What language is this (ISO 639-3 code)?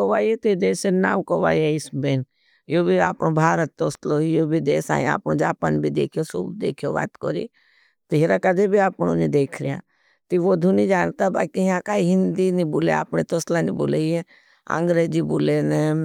bhb